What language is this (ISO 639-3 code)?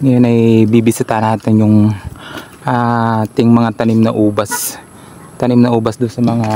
fil